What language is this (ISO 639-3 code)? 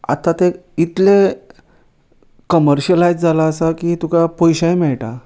kok